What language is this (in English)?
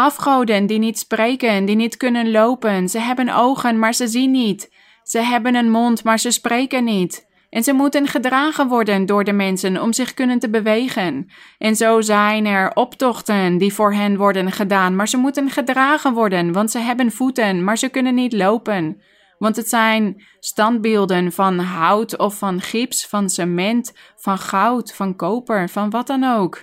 Dutch